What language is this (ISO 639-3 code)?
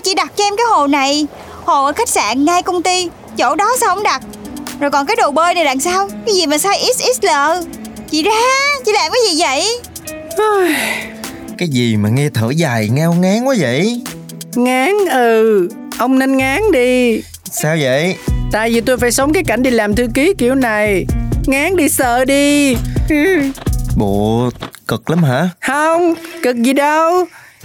vie